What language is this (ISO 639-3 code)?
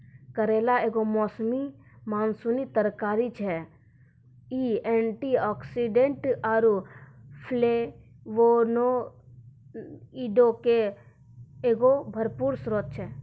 mai